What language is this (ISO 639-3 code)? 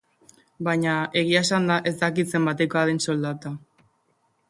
eus